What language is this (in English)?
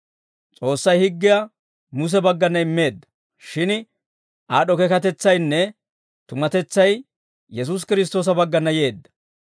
Dawro